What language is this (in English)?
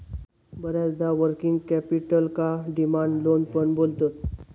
Marathi